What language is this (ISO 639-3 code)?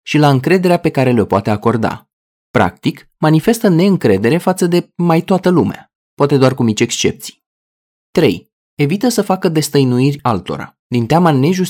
ron